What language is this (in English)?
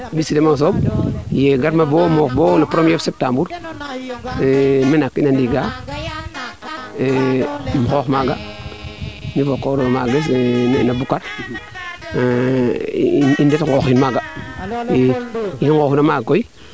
Serer